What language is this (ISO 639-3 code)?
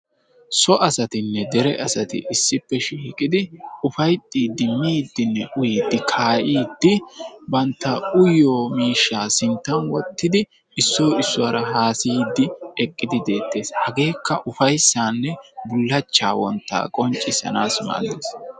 wal